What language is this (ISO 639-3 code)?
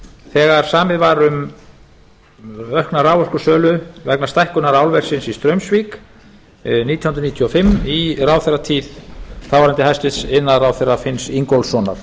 isl